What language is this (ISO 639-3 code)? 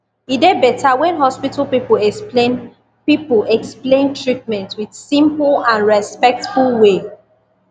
pcm